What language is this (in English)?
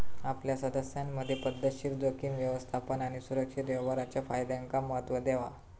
Marathi